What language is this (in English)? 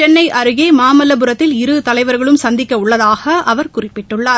Tamil